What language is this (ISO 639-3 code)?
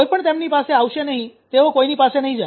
guj